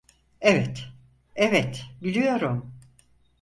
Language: Turkish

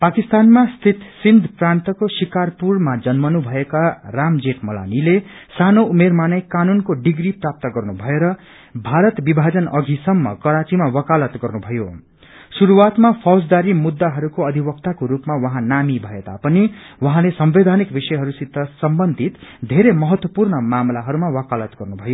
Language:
Nepali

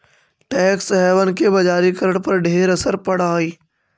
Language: Magahi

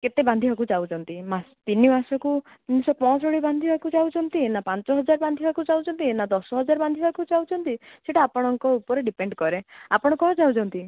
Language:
Odia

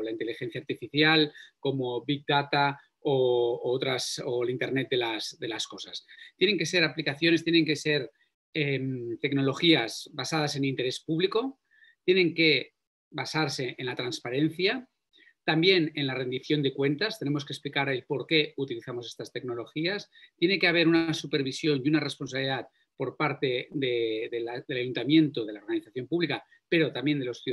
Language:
Spanish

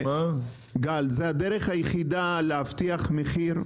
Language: Hebrew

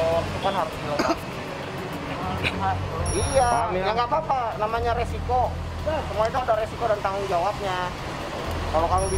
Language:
Indonesian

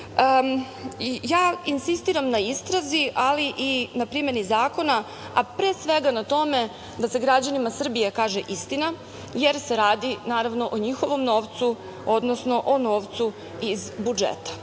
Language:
Serbian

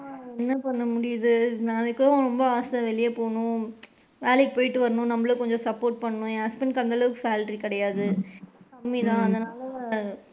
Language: Tamil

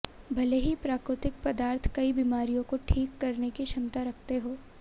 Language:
Hindi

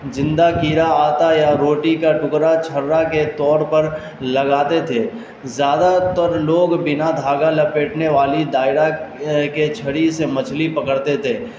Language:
Urdu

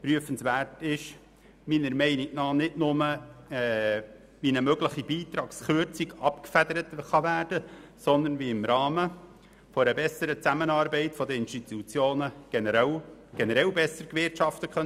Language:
Swiss German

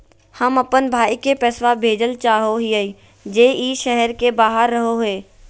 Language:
Magahi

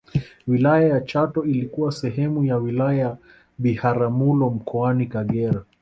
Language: Swahili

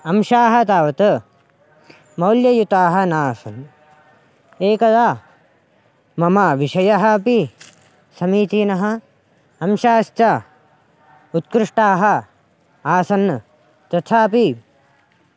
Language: Sanskrit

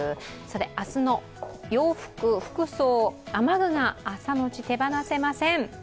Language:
Japanese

